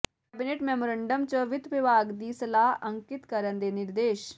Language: Punjabi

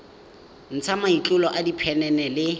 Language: Tswana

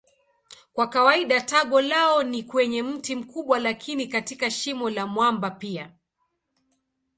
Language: Swahili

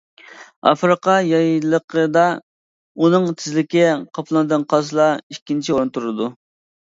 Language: Uyghur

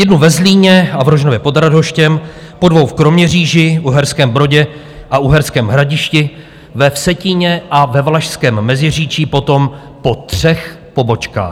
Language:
Czech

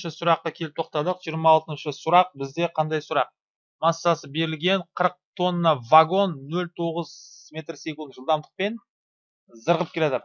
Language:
Turkish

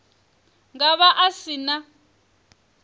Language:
Venda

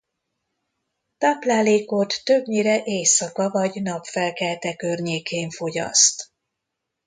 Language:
Hungarian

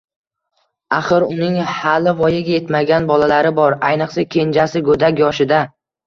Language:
Uzbek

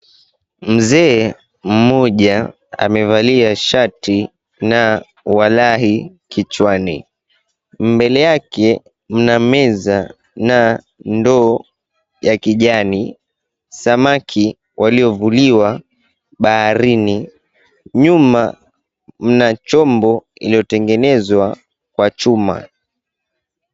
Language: Swahili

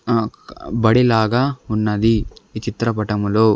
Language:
Telugu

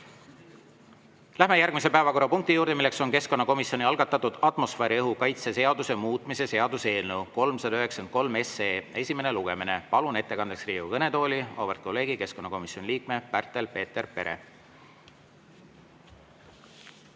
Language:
Estonian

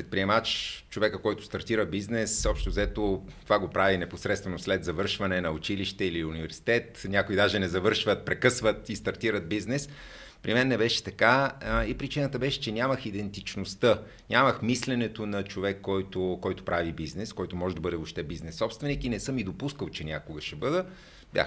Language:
Bulgarian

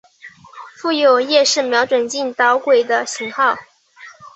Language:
Chinese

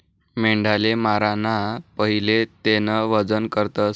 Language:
Marathi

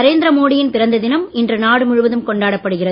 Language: Tamil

